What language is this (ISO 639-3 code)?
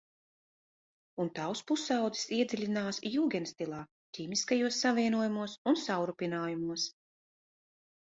lav